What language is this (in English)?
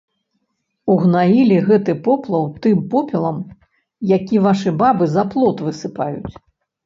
Belarusian